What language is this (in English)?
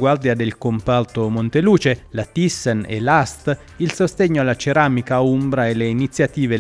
Italian